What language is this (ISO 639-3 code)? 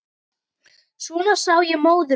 isl